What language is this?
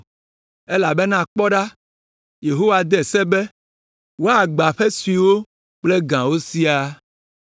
Ewe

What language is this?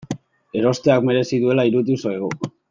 Basque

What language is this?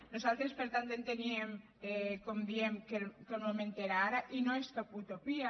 Catalan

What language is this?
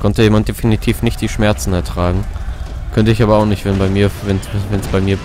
German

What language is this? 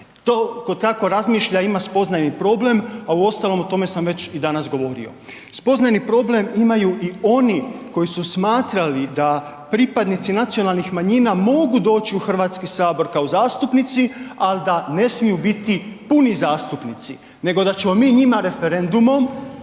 Croatian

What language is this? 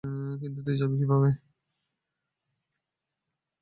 Bangla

